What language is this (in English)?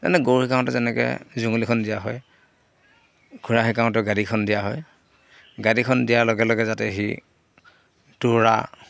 Assamese